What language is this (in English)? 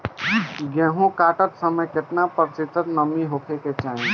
Bhojpuri